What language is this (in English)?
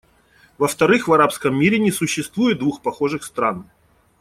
Russian